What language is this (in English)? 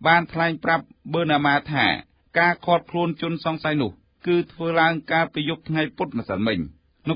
Thai